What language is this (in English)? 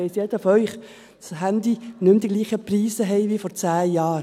Swiss German